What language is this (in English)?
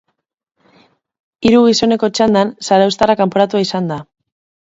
Basque